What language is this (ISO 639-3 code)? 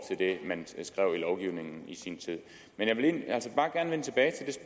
dan